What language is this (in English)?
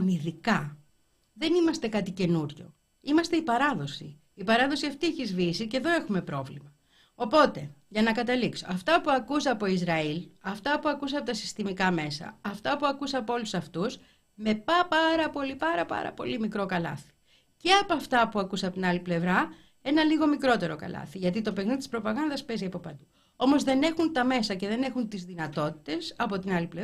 Greek